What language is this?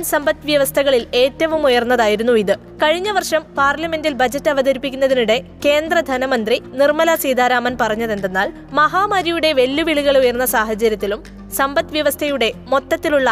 Malayalam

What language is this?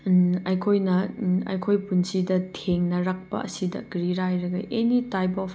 Manipuri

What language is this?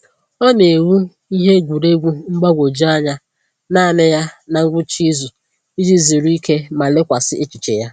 Igbo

